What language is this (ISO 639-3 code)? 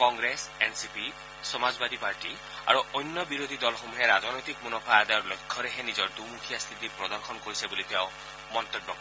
asm